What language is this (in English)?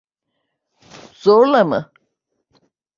Turkish